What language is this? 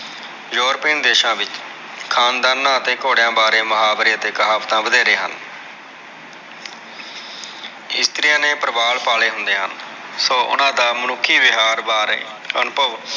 Punjabi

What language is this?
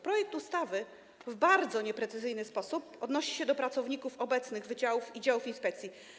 Polish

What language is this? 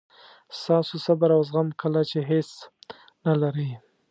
Pashto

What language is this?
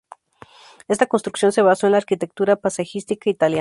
Spanish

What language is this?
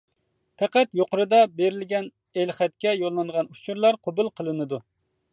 Uyghur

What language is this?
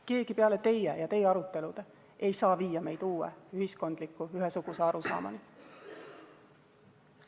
Estonian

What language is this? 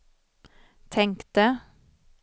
Swedish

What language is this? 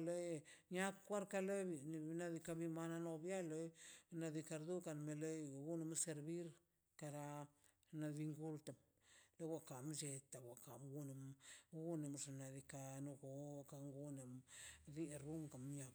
Mazaltepec Zapotec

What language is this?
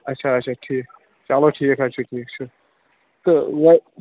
Kashmiri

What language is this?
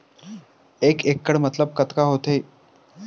Chhattisgarhi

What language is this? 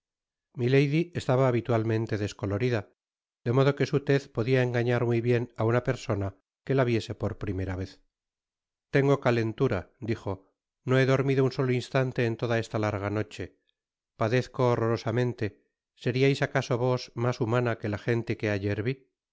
Spanish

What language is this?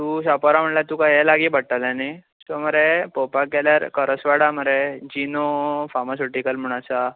Konkani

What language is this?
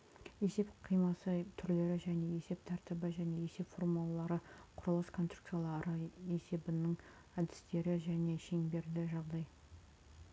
Kazakh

